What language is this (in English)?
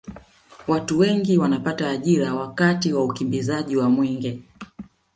Swahili